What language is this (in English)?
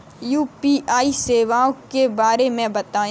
Hindi